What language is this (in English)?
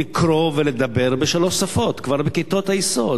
Hebrew